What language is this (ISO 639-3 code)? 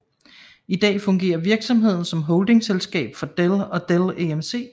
dan